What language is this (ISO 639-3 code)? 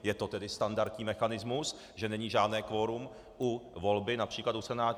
ces